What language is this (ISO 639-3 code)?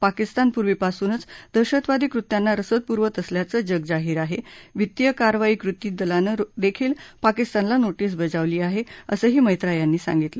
mar